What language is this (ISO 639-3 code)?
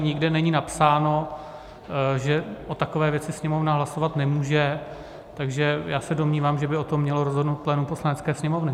ces